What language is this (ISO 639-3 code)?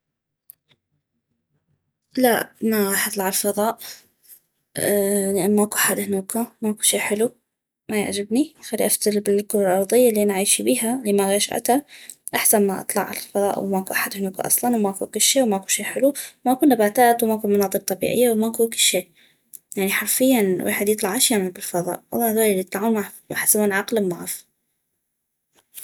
ayp